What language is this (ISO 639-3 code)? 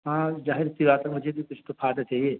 urd